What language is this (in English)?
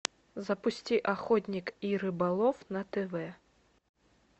Russian